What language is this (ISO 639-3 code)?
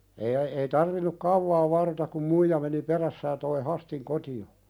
fin